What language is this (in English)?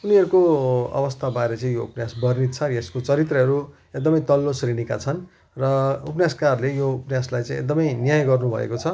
Nepali